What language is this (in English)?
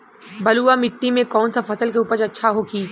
Bhojpuri